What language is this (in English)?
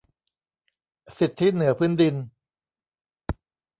Thai